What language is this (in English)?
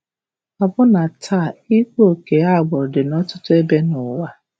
Igbo